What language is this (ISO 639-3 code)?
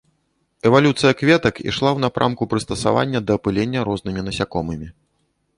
bel